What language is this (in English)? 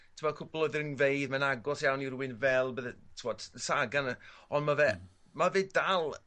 Welsh